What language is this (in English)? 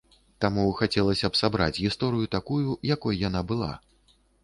Belarusian